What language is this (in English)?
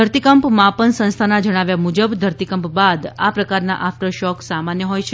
Gujarati